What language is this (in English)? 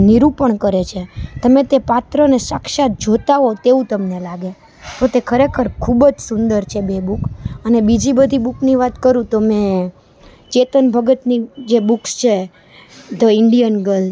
Gujarati